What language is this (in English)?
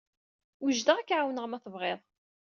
Kabyle